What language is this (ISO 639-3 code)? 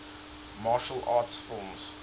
eng